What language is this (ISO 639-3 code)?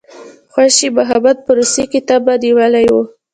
pus